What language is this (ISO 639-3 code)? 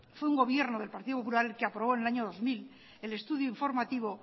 spa